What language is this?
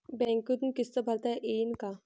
Marathi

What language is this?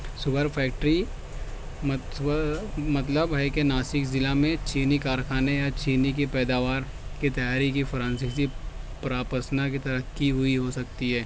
Urdu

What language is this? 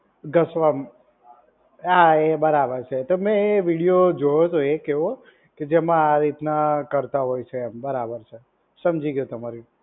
Gujarati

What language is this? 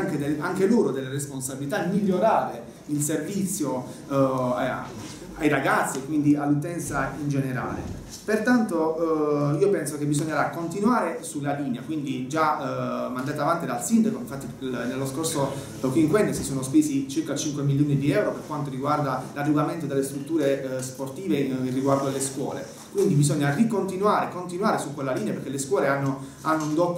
Italian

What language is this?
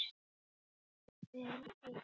Icelandic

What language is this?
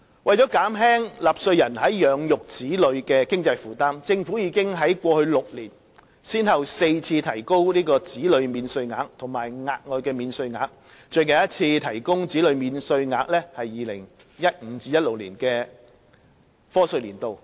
Cantonese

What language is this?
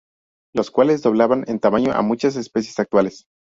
Spanish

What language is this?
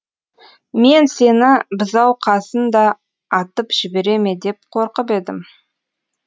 Kazakh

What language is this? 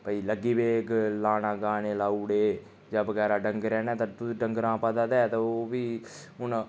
Dogri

